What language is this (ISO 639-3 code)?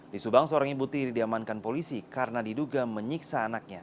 ind